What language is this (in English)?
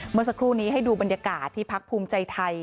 Thai